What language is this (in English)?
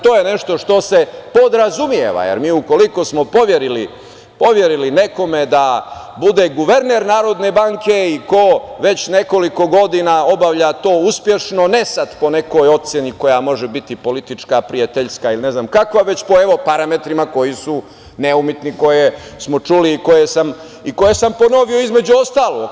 Serbian